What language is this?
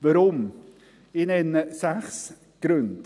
Swiss German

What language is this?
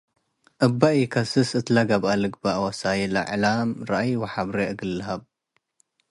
Tigre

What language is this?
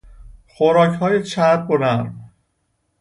Persian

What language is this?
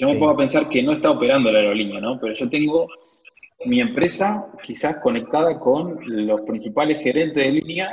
Spanish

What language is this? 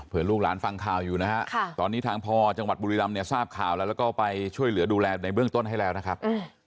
Thai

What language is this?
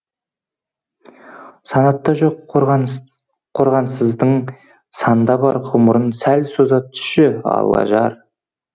Kazakh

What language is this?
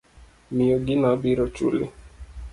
Luo (Kenya and Tanzania)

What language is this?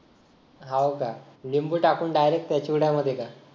Marathi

